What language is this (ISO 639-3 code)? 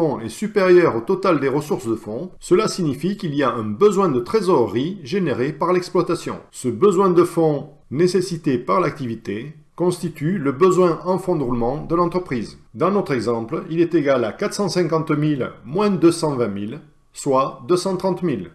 fra